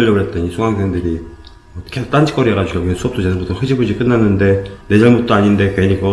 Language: Korean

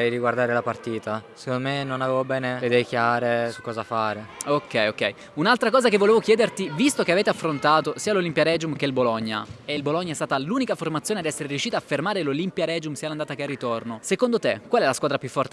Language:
Italian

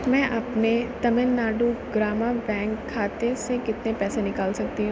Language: Urdu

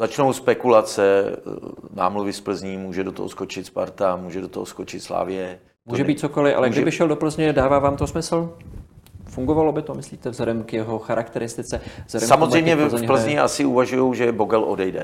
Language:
Czech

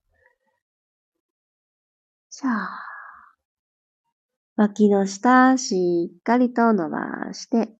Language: Japanese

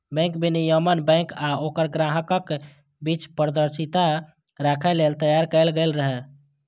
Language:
Maithili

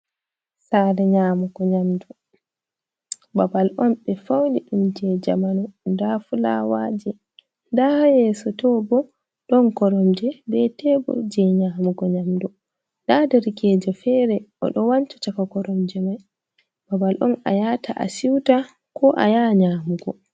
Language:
Fula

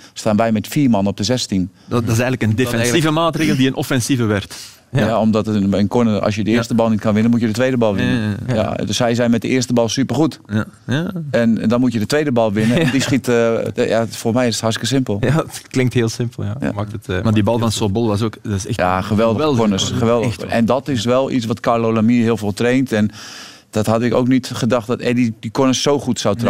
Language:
Dutch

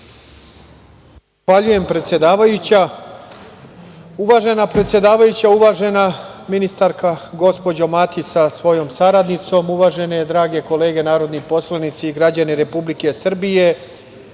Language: Serbian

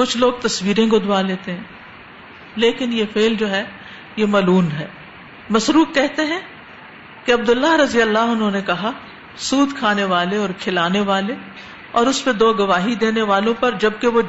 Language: Urdu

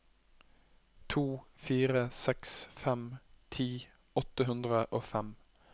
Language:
Norwegian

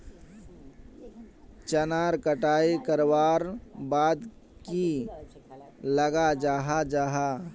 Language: Magahi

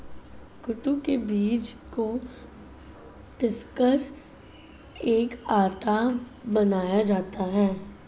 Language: Hindi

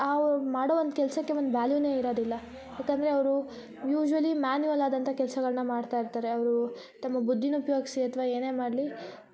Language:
Kannada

